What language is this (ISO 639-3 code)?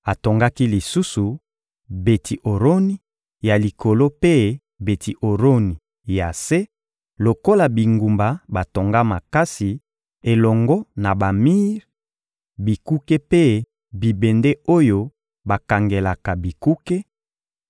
lin